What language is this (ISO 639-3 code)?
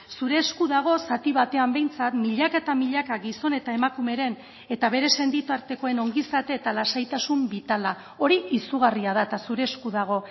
eus